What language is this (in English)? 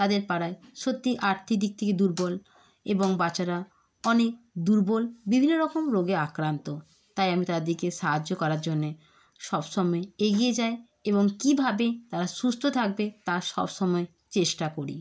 Bangla